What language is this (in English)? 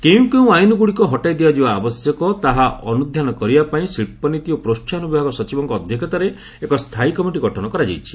Odia